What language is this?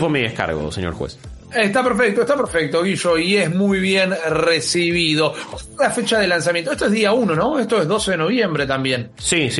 Spanish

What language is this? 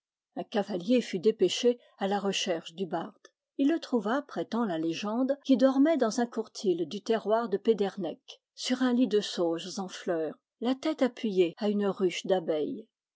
French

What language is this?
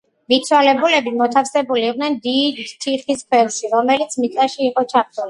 Georgian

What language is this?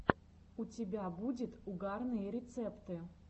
Russian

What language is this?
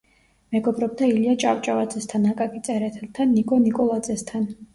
Georgian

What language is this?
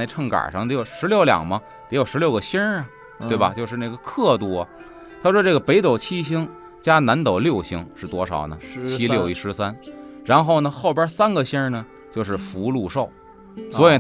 Chinese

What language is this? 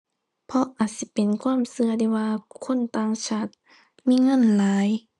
Thai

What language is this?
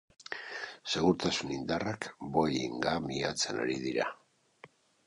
Basque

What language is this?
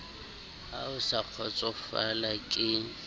Southern Sotho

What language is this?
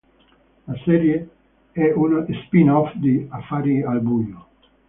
Italian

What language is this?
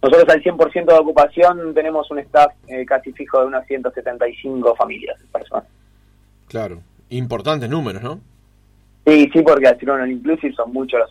Spanish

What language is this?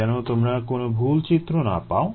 Bangla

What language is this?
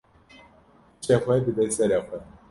Kurdish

